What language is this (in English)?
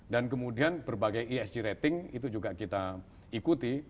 Indonesian